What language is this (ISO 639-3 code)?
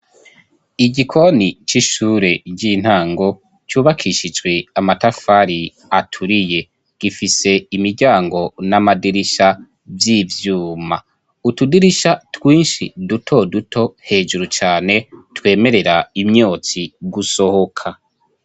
run